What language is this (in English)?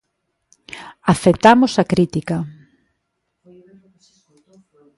Galician